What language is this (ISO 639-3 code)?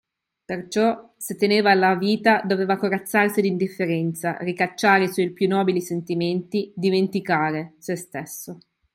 ita